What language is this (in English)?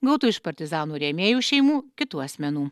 Lithuanian